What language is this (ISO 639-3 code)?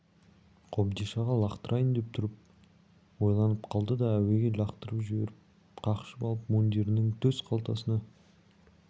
kaz